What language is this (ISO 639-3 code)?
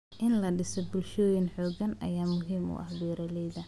som